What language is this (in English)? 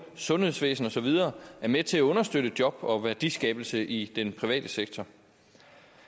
Danish